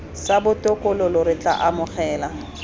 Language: Tswana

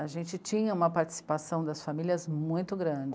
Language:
Portuguese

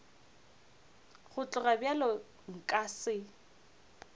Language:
Northern Sotho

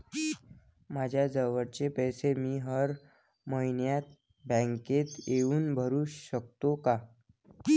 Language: Marathi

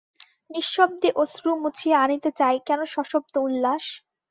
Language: Bangla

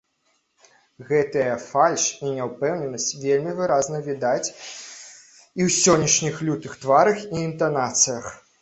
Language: Belarusian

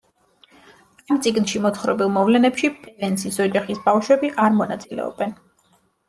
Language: Georgian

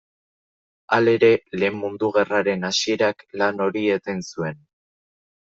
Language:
Basque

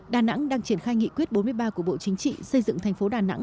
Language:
Vietnamese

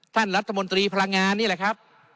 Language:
Thai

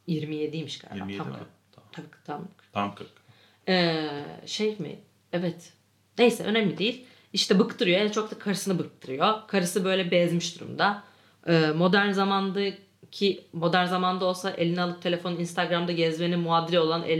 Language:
Turkish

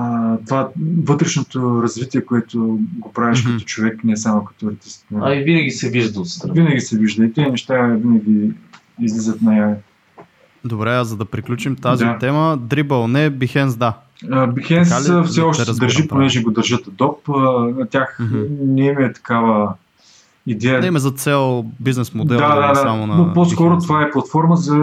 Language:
Bulgarian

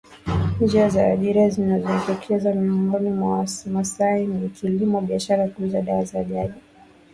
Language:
Swahili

